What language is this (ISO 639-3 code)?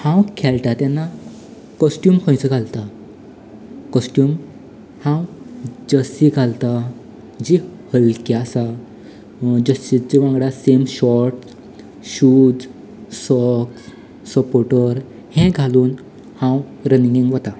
kok